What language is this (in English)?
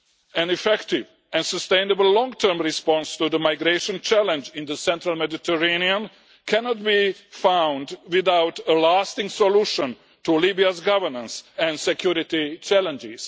English